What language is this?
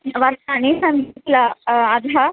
Sanskrit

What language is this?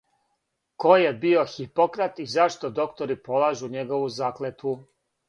Serbian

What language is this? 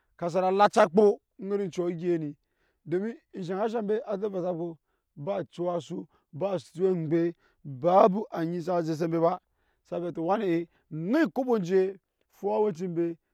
Nyankpa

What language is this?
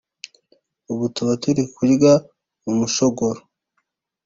Kinyarwanda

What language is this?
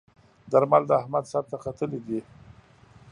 Pashto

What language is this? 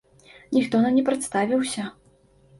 Belarusian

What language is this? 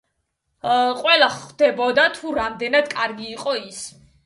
Georgian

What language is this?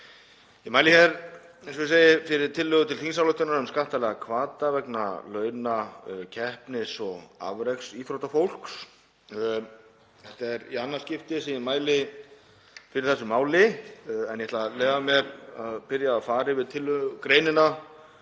Icelandic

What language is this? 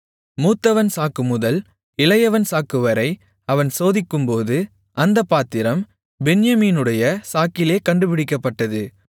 Tamil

